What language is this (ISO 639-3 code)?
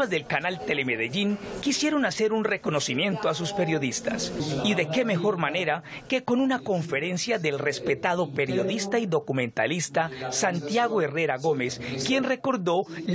spa